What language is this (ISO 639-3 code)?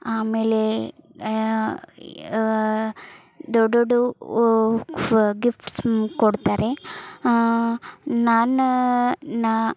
kan